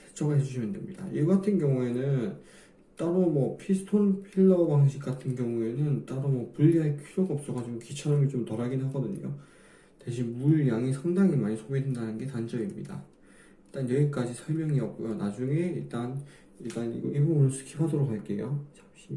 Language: Korean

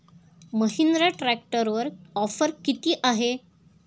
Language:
Marathi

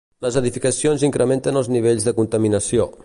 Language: Catalan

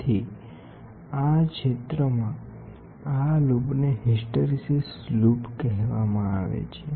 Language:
Gujarati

